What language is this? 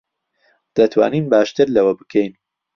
Central Kurdish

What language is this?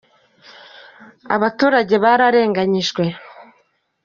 Kinyarwanda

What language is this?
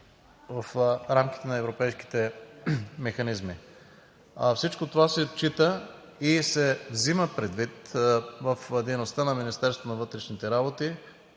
Bulgarian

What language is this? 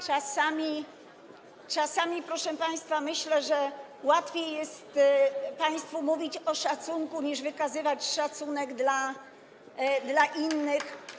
Polish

